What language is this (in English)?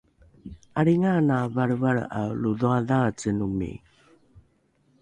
Rukai